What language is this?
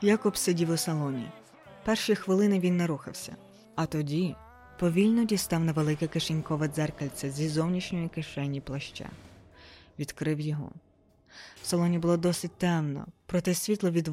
Ukrainian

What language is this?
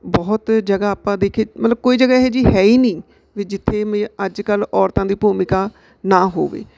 Punjabi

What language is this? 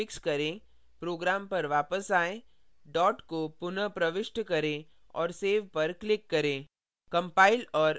Hindi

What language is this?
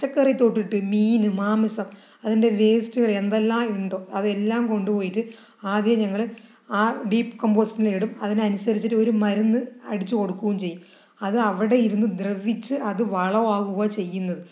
Malayalam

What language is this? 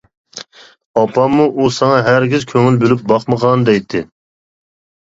Uyghur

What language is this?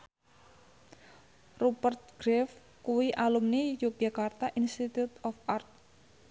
Javanese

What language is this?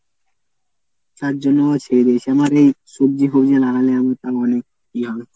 Bangla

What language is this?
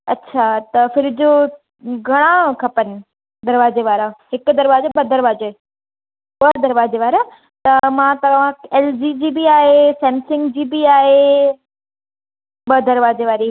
Sindhi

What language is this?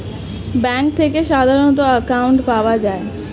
Bangla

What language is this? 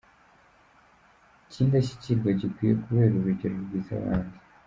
Kinyarwanda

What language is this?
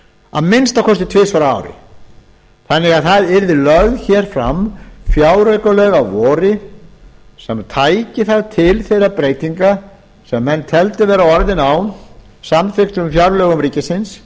Icelandic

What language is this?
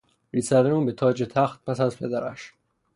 Persian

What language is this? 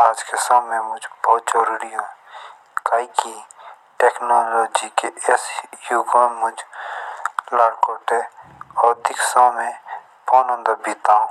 Jaunsari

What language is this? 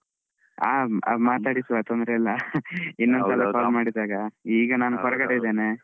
Kannada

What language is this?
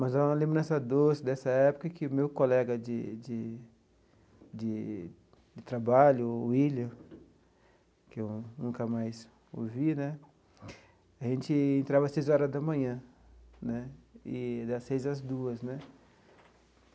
Portuguese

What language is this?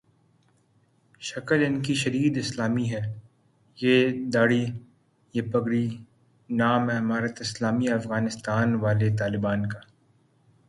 Urdu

